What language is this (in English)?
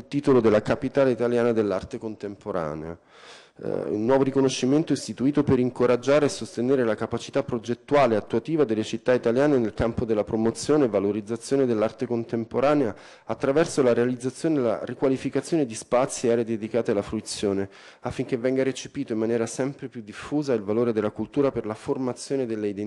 Italian